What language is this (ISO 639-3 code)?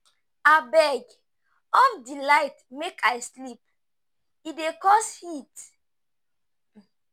pcm